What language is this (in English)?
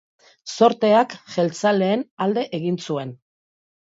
Basque